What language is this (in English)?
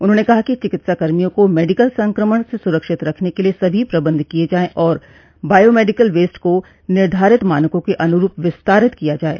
Hindi